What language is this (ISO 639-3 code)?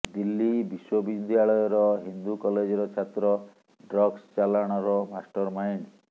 ori